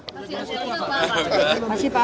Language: Indonesian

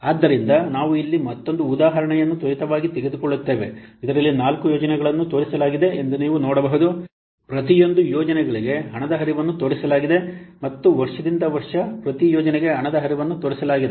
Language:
Kannada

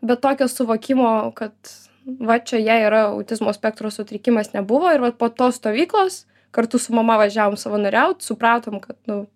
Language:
Lithuanian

